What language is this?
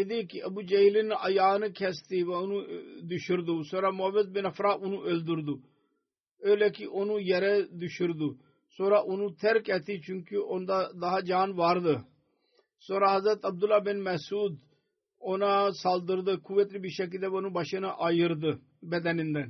Turkish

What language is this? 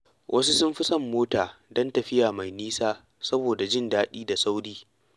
Hausa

